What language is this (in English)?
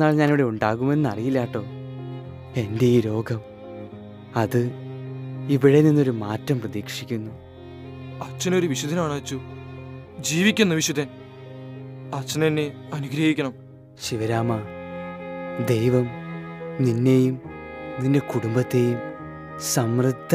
Malayalam